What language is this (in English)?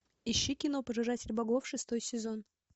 Russian